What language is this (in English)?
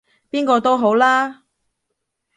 Cantonese